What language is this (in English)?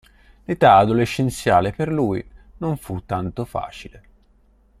Italian